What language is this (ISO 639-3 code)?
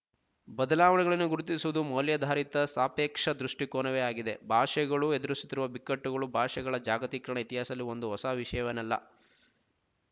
kan